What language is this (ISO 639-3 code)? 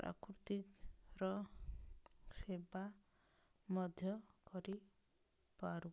ori